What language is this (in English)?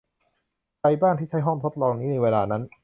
Thai